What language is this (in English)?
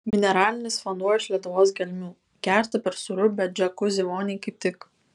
Lithuanian